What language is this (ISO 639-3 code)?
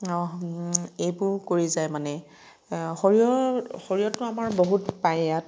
asm